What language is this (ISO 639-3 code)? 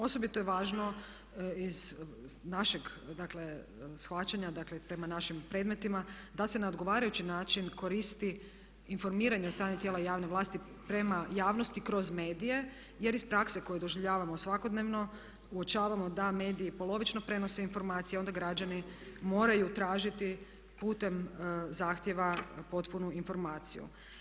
hrv